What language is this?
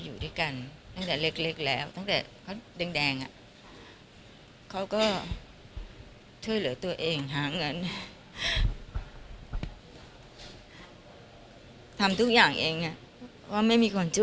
Thai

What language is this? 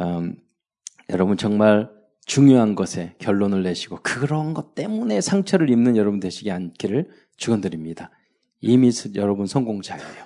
Korean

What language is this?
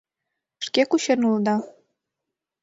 Mari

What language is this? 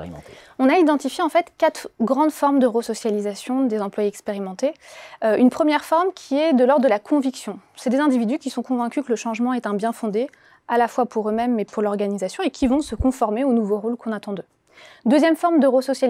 French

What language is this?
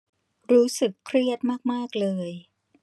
Thai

